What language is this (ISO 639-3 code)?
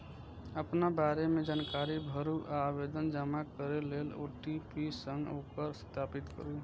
mai